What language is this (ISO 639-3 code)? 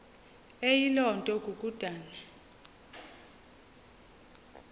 xho